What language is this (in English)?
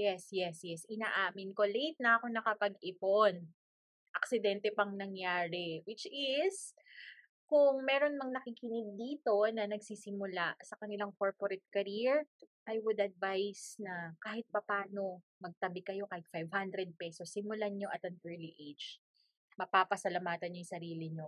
Filipino